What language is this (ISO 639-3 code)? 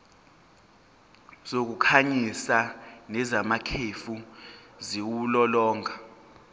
zul